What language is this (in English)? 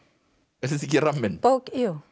Icelandic